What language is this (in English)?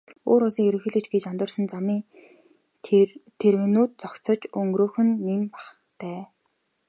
Mongolian